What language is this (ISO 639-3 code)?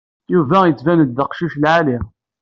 kab